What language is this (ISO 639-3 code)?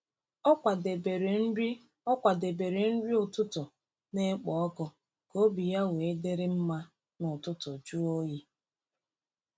ibo